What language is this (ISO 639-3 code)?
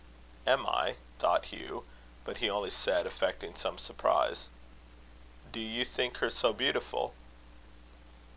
eng